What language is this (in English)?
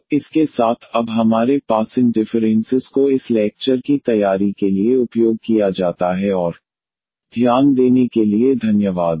Hindi